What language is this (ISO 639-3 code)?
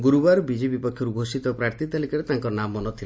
ori